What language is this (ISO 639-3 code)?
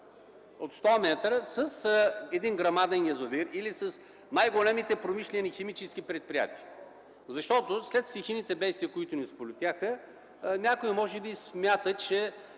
bul